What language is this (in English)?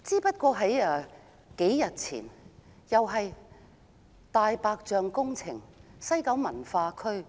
Cantonese